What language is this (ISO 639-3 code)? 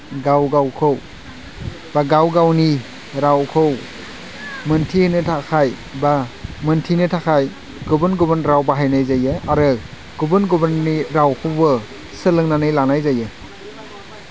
brx